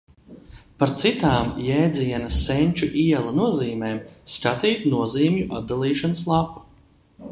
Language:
Latvian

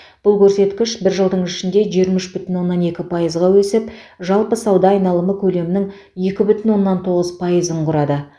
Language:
Kazakh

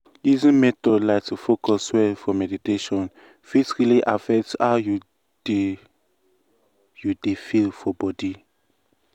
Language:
Nigerian Pidgin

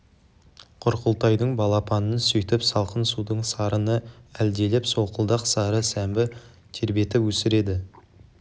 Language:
Kazakh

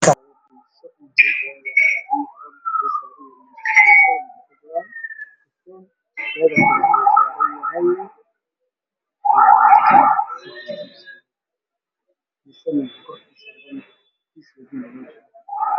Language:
Somali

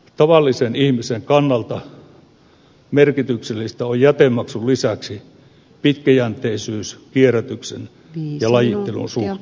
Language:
Finnish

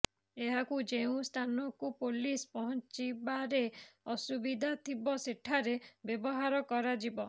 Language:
Odia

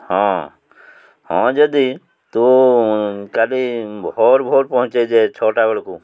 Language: Odia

